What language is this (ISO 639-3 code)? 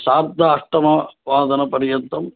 san